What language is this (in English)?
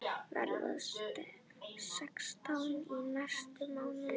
Icelandic